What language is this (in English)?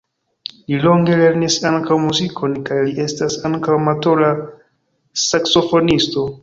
Esperanto